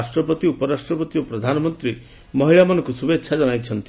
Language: Odia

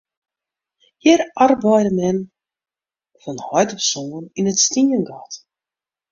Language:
Western Frisian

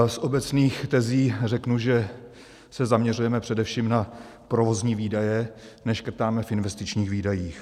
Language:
Czech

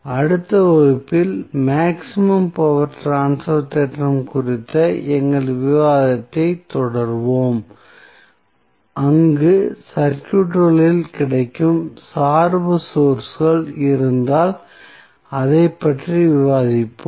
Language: Tamil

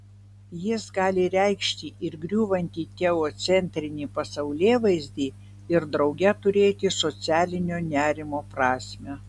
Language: Lithuanian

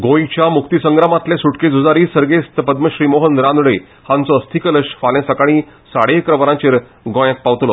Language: Konkani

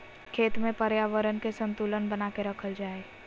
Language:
Magahi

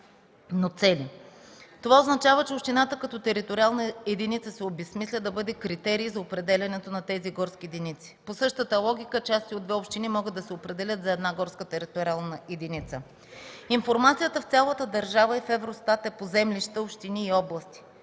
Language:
Bulgarian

